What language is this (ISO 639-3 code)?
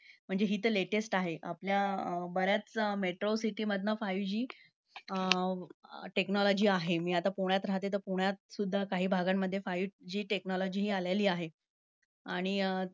mar